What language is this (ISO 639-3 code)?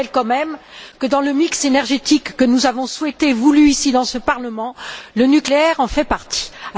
fra